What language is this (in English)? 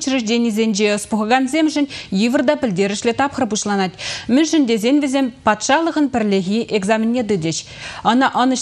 Lithuanian